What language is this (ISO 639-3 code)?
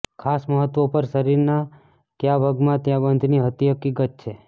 guj